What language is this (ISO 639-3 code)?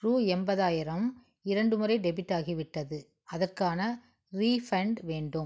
tam